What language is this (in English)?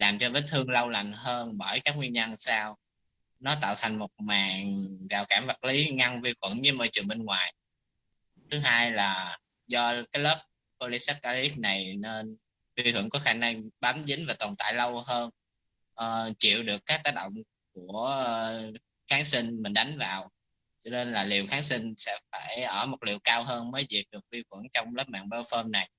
Vietnamese